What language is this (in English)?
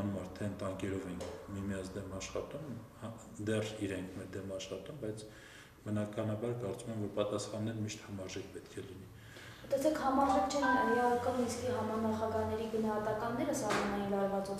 Romanian